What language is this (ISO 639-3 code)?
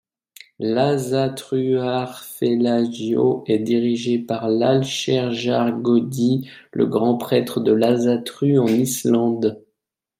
fra